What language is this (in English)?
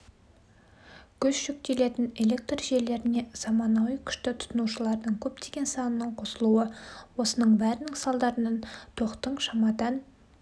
Kazakh